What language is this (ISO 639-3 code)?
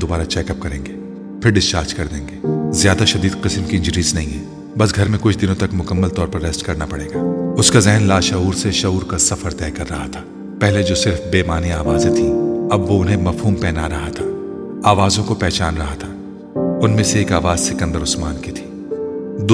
urd